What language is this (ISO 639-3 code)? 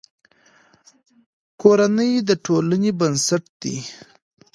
pus